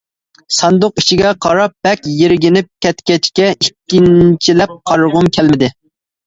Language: Uyghur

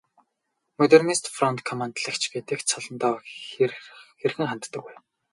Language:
Mongolian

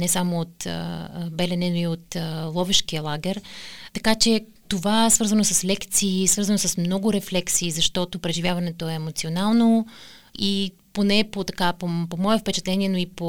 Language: Bulgarian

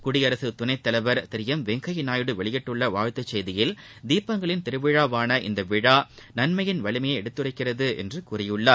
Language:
Tamil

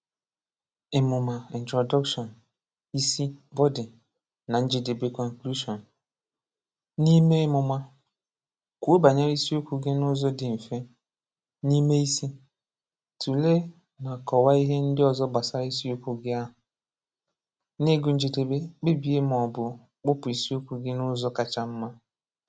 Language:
Igbo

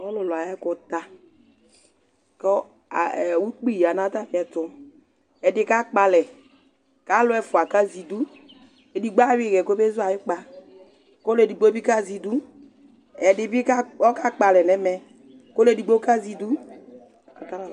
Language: Ikposo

